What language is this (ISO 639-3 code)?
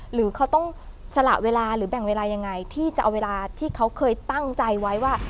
tha